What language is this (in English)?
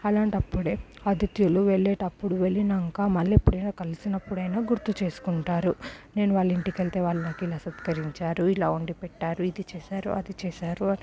Telugu